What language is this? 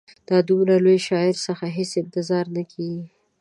Pashto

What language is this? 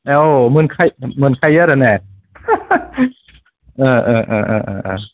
Bodo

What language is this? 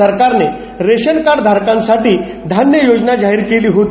Marathi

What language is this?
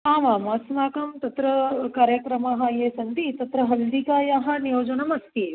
Sanskrit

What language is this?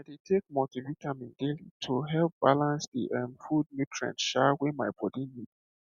Nigerian Pidgin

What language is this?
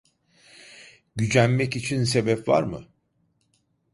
Turkish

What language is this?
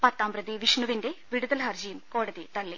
Malayalam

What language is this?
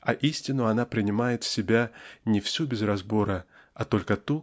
Russian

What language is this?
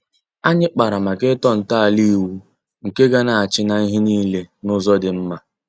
Igbo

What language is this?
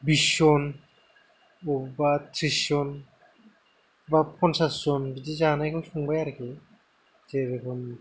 Bodo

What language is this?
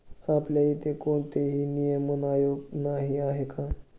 Marathi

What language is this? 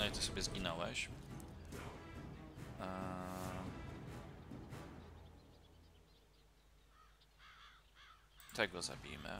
Polish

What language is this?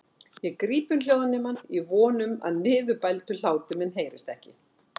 Icelandic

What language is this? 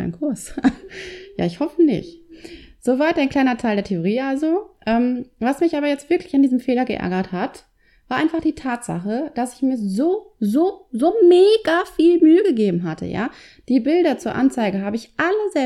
German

